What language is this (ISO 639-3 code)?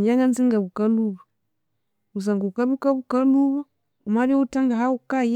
koo